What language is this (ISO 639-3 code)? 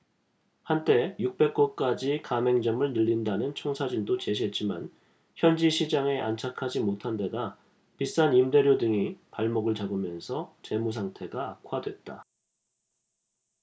kor